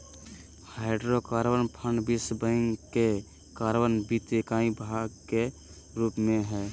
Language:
Magahi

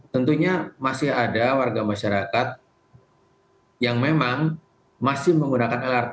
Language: Indonesian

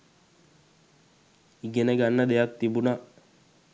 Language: Sinhala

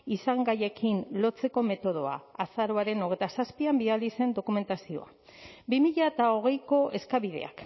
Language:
Basque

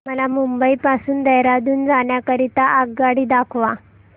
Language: Marathi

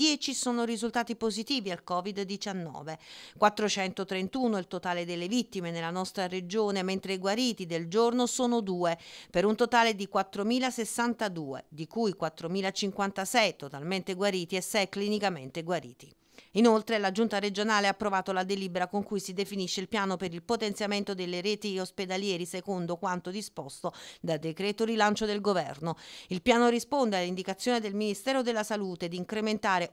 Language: Italian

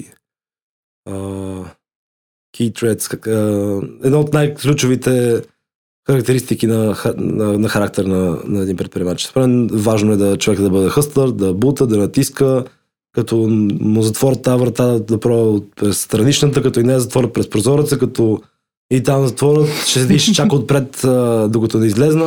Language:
Bulgarian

